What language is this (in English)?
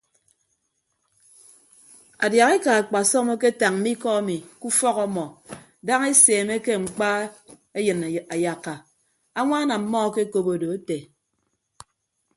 Ibibio